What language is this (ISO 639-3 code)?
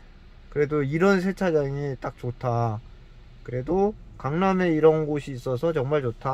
kor